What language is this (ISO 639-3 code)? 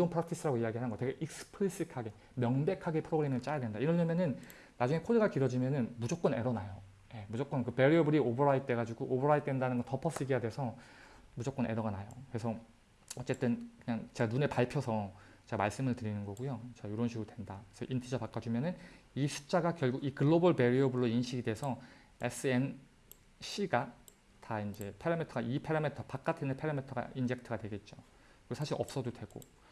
kor